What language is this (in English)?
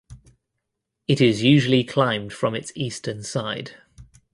English